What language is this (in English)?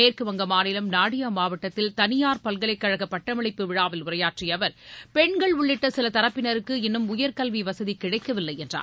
Tamil